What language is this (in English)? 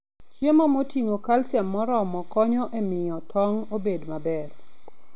Luo (Kenya and Tanzania)